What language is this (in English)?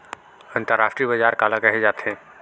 Chhattisgarhi